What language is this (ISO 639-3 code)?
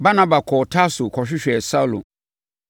aka